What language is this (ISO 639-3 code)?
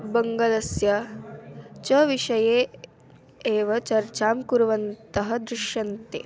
san